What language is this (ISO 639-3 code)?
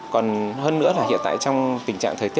vie